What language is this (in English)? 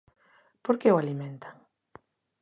Galician